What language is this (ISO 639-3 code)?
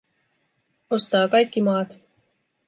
fin